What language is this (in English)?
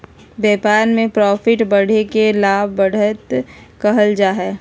Magahi